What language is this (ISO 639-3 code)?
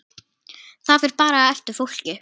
isl